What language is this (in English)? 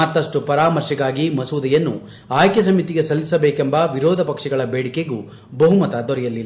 Kannada